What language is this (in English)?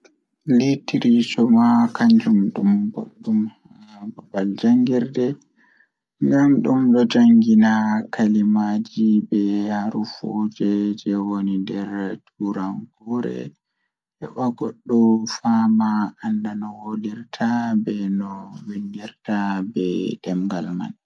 Fula